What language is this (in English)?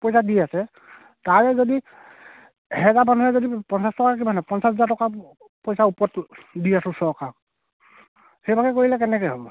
Assamese